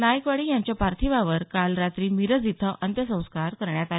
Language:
Marathi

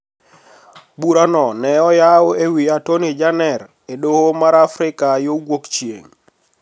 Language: Luo (Kenya and Tanzania)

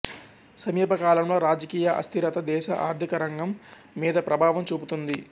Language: Telugu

